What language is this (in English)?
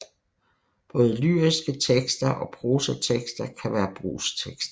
Danish